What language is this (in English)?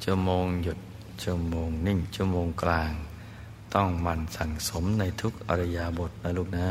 Thai